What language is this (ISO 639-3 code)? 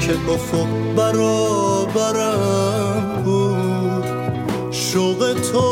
fas